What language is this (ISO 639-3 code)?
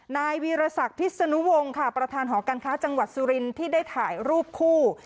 tha